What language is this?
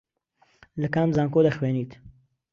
Central Kurdish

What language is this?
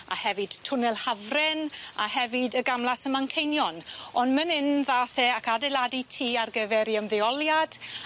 Welsh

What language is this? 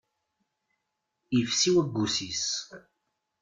Kabyle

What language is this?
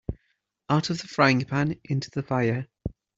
English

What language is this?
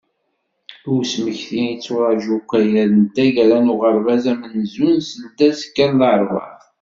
Kabyle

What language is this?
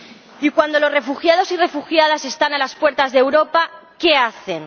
Spanish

